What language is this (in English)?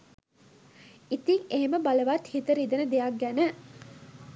Sinhala